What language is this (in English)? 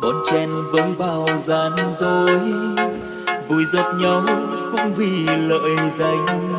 Vietnamese